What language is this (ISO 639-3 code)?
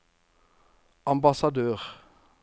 nor